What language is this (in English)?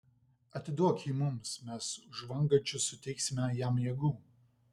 Lithuanian